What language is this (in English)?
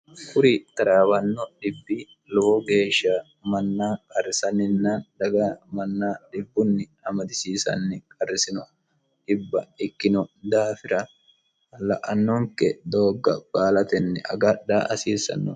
Sidamo